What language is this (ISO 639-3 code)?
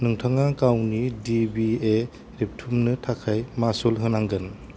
brx